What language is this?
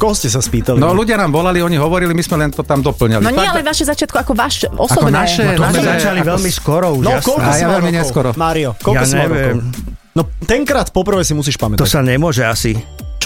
Slovak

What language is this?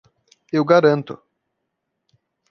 Portuguese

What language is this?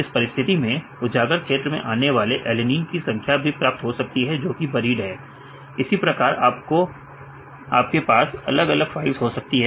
Hindi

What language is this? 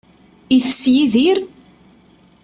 Kabyle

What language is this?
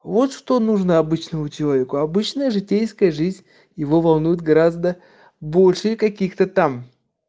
Russian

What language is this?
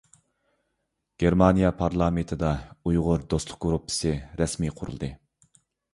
Uyghur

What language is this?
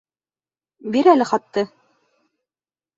Bashkir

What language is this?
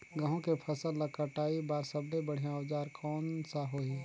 Chhattisgarhi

